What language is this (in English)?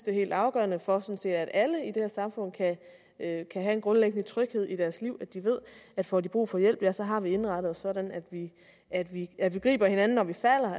Danish